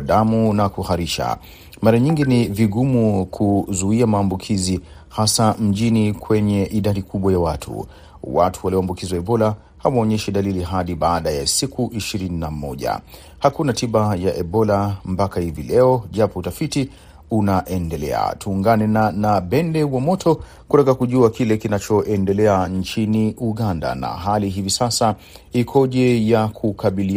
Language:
Swahili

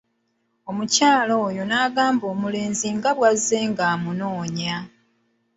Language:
Ganda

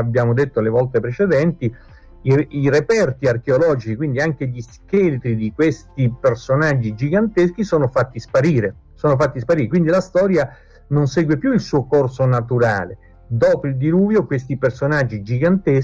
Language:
Italian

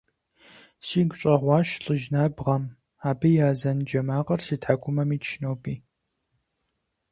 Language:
Kabardian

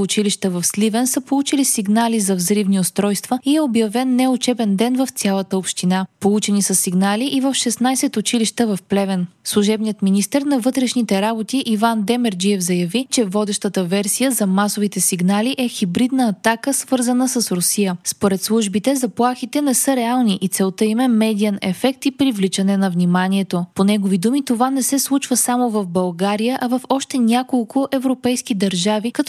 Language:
Bulgarian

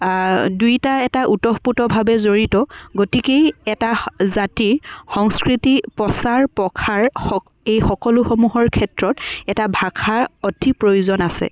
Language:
Assamese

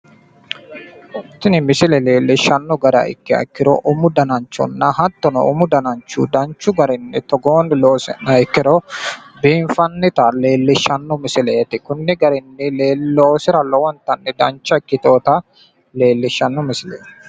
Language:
Sidamo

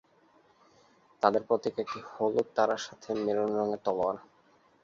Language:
Bangla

